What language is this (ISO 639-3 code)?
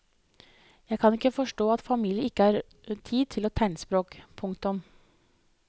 nor